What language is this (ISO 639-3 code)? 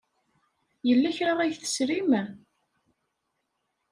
kab